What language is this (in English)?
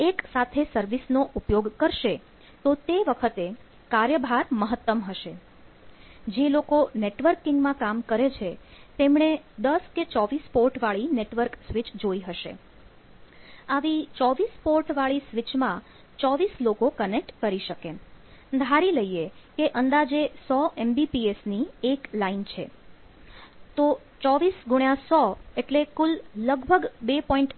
Gujarati